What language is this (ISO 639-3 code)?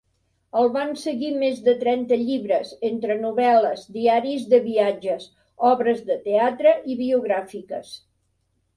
cat